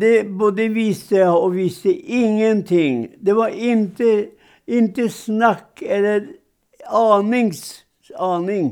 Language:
Swedish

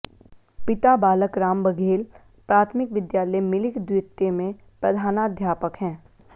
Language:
Hindi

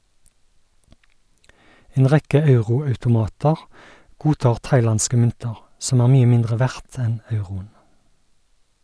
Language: Norwegian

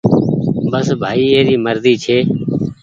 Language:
Goaria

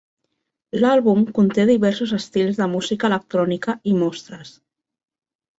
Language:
Catalan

